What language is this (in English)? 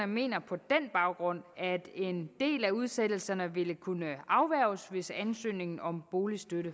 Danish